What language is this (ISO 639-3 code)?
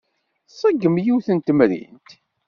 kab